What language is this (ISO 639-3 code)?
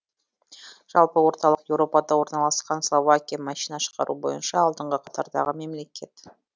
kaz